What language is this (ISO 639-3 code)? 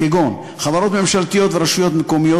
heb